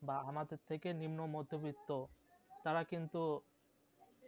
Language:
Bangla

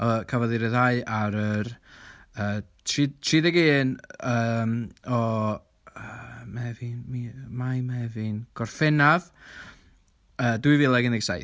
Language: Welsh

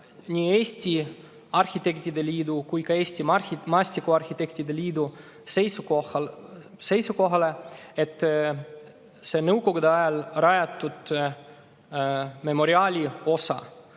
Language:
Estonian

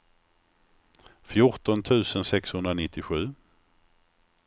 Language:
Swedish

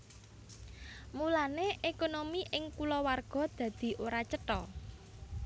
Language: Javanese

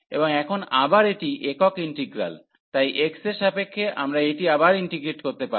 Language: Bangla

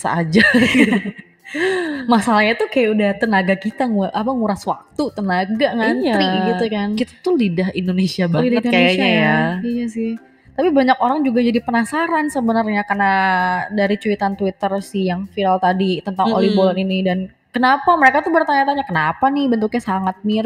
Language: Indonesian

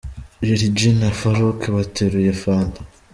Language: Kinyarwanda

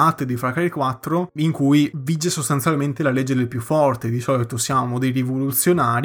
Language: Italian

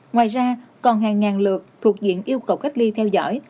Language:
Vietnamese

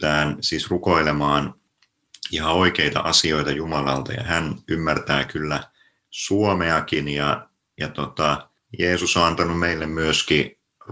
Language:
Finnish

